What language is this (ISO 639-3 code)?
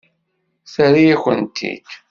kab